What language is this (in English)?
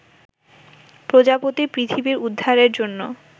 Bangla